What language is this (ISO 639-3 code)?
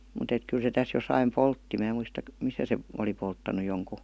fin